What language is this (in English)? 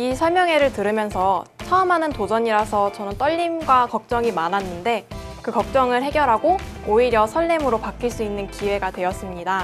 Korean